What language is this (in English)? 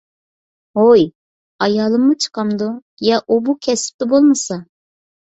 Uyghur